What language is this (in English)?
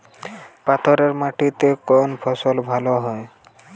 Bangla